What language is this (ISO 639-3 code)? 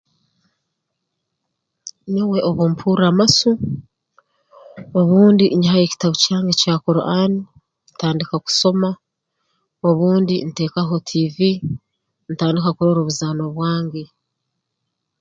ttj